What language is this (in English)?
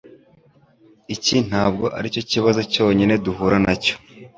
Kinyarwanda